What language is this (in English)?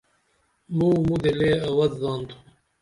Dameli